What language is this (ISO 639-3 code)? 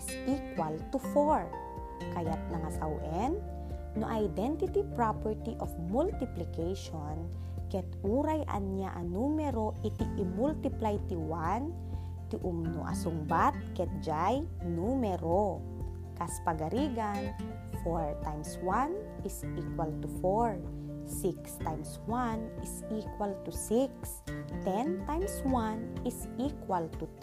fil